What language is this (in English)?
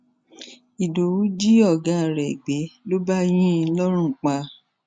Yoruba